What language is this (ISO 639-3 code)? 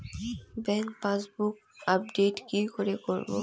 ben